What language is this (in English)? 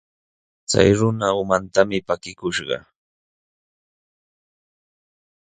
Sihuas Ancash Quechua